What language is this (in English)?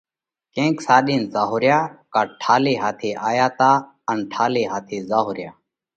Parkari Koli